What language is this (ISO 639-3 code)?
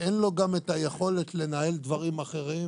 heb